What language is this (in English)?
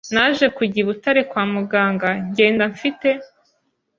Kinyarwanda